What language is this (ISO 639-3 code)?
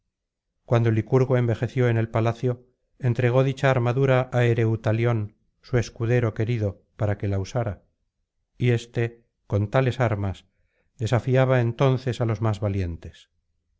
spa